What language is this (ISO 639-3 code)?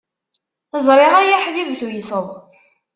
kab